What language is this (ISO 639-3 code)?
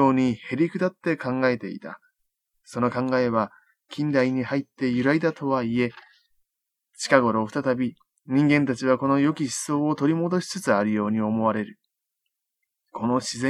jpn